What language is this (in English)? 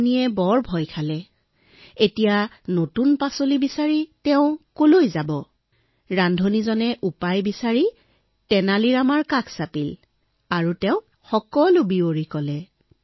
Assamese